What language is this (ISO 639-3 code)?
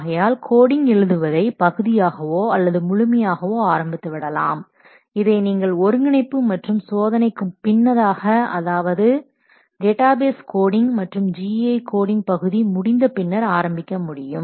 tam